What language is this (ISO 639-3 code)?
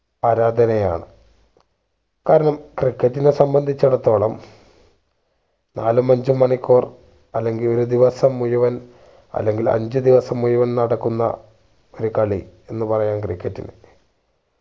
mal